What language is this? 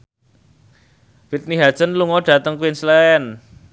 Javanese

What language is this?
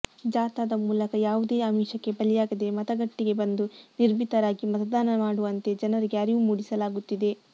Kannada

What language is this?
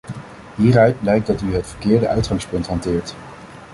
Dutch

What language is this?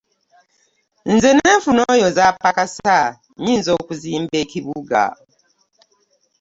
Ganda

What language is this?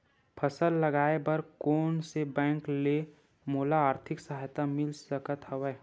Chhattisgarhi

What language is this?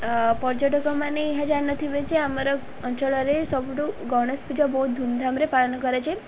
Odia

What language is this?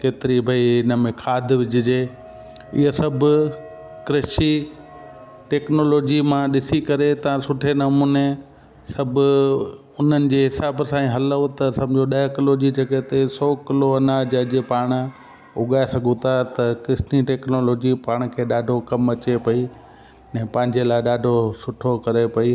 Sindhi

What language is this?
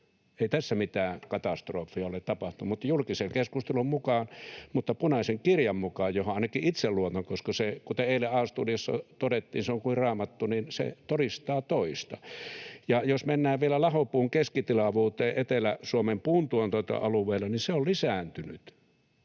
Finnish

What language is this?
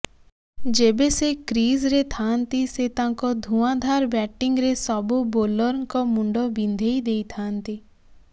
Odia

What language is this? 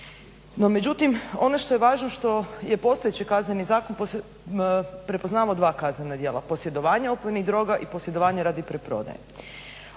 Croatian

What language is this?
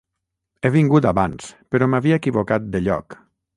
Catalan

